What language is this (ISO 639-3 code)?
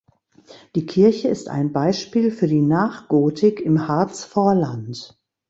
deu